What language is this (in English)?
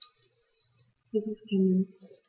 German